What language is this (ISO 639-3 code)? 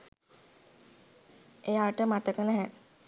sin